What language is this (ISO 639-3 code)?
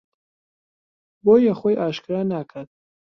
ckb